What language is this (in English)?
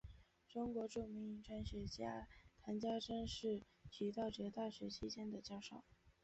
Chinese